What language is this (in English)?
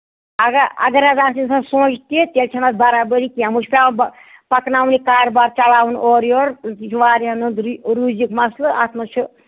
Kashmiri